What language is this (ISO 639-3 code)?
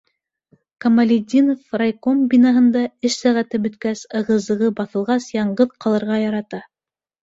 bak